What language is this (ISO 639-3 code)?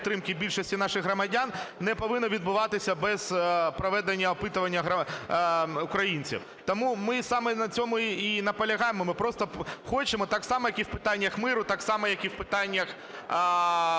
ukr